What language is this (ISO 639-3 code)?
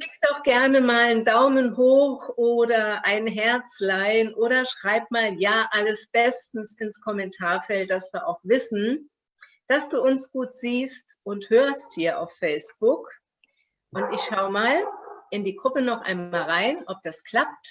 deu